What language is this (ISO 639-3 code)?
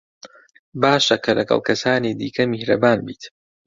ckb